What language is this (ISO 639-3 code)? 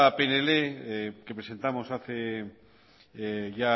spa